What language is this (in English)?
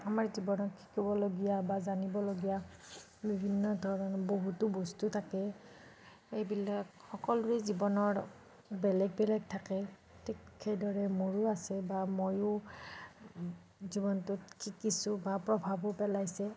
Assamese